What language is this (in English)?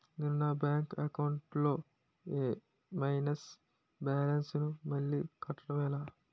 Telugu